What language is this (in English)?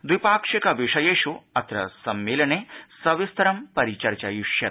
Sanskrit